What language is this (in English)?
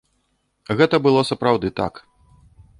Belarusian